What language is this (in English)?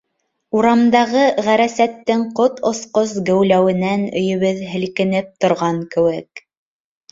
Bashkir